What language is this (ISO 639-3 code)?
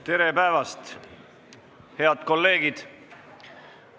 est